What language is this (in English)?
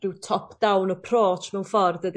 Welsh